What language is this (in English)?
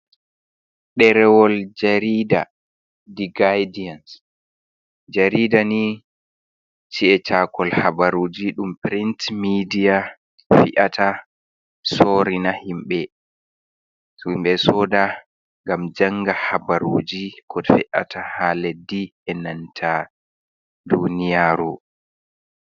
Fula